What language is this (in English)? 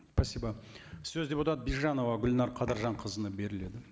Kazakh